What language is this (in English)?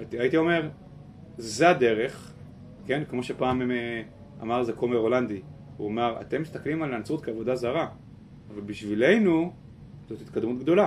Hebrew